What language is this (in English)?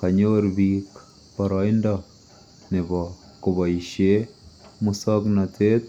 Kalenjin